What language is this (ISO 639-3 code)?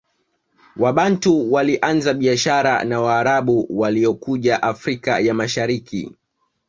swa